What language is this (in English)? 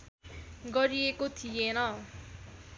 Nepali